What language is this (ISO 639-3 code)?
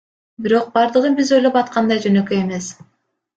kir